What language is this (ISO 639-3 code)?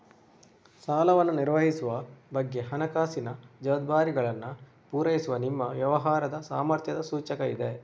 kan